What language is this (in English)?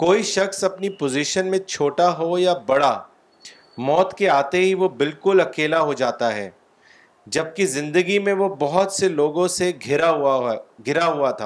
Urdu